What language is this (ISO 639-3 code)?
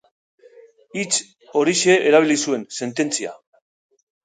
eus